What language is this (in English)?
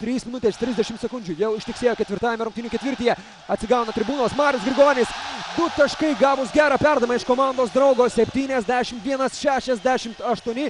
Lithuanian